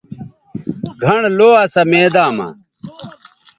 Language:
Bateri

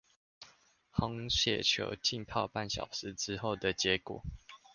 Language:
Chinese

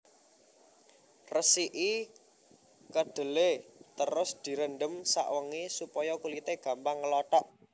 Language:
Javanese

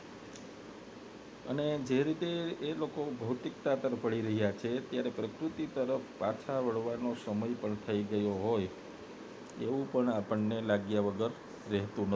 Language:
Gujarati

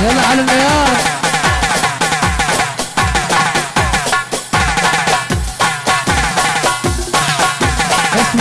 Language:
Arabic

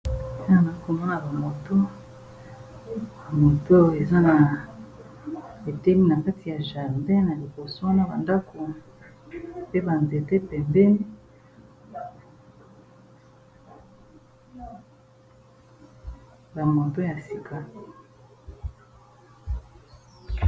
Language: Lingala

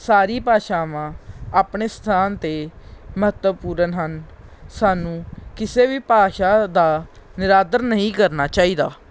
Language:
Punjabi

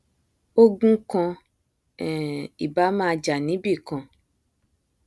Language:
Yoruba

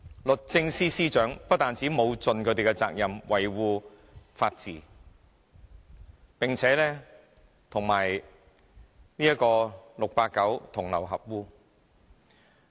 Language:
Cantonese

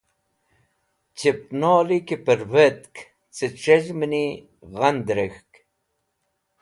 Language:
Wakhi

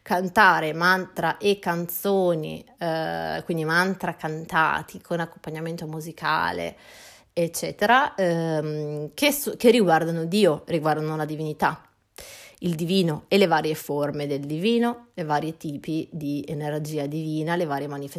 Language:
Italian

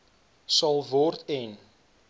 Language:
Afrikaans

